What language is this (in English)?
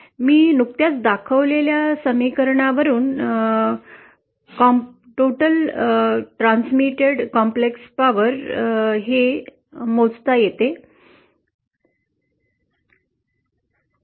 Marathi